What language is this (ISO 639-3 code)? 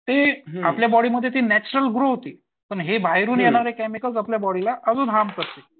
mar